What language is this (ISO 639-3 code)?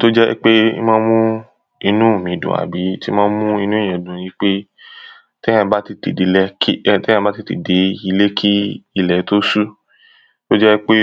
yor